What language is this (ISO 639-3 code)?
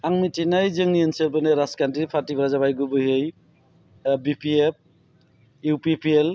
brx